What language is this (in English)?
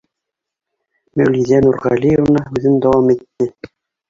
Bashkir